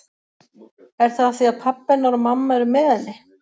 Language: Icelandic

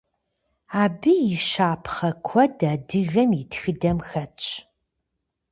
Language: Kabardian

